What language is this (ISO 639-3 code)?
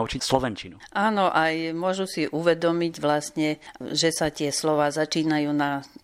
slk